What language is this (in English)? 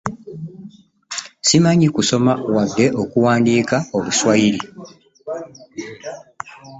Ganda